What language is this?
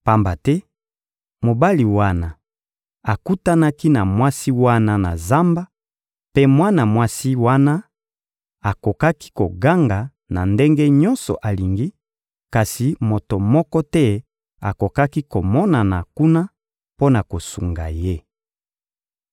Lingala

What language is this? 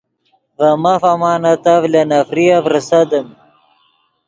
Yidgha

